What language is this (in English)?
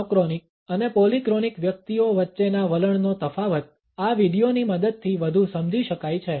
Gujarati